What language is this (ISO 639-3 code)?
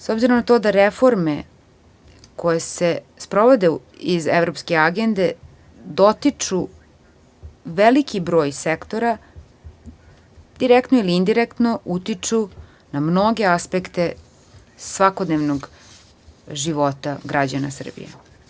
srp